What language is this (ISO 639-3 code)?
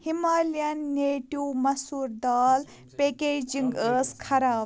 kas